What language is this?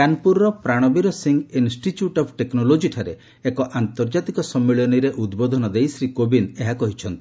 Odia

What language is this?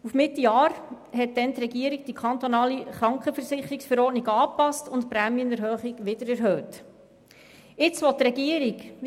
Swiss German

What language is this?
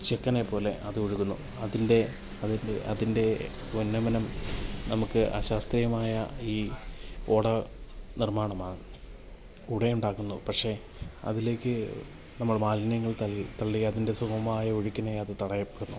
Malayalam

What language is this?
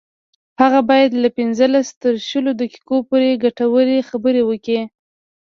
Pashto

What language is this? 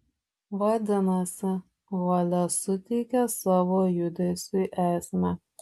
Lithuanian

